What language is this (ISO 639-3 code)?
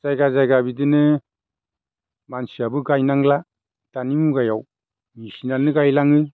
brx